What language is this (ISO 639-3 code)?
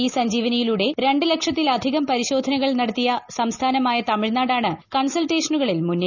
mal